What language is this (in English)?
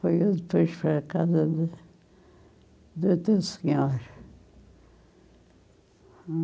Portuguese